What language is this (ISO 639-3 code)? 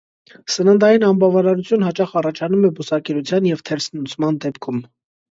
hye